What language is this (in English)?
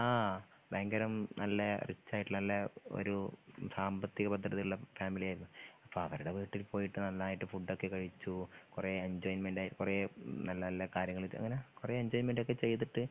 Malayalam